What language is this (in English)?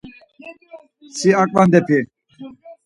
Laz